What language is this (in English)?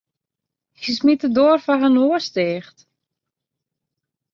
Western Frisian